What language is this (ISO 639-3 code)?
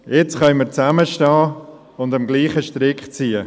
gsw